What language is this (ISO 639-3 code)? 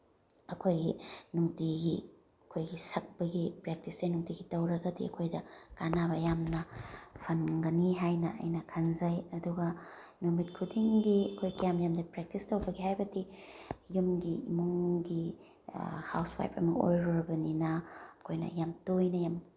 mni